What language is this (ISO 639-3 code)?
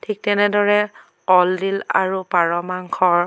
asm